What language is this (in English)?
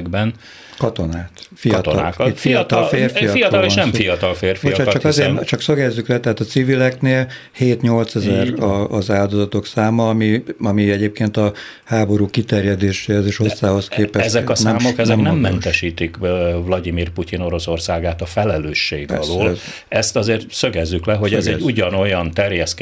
Hungarian